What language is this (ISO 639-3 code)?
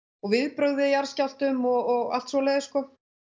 isl